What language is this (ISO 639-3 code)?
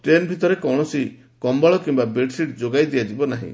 ori